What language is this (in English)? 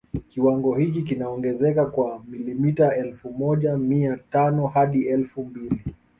Swahili